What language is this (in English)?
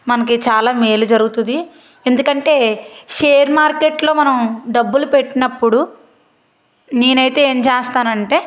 Telugu